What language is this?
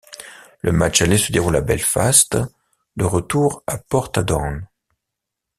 French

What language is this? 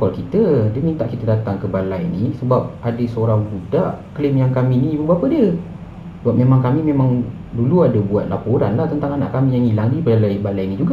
Malay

